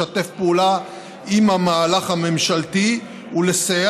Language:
Hebrew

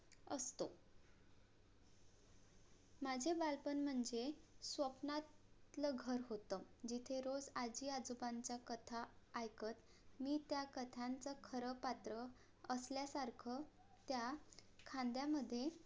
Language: Marathi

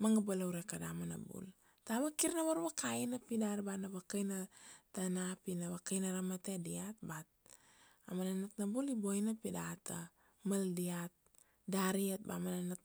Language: Kuanua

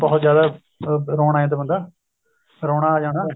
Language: Punjabi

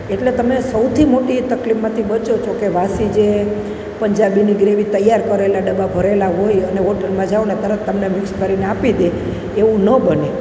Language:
Gujarati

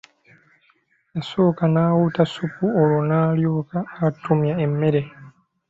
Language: Ganda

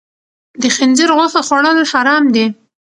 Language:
Pashto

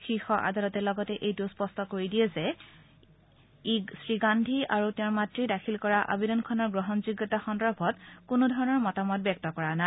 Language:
Assamese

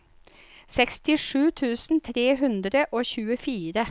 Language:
Norwegian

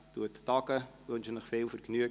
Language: Swiss German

